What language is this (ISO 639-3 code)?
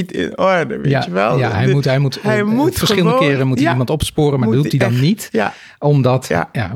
nld